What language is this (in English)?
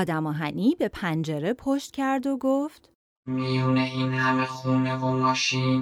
Persian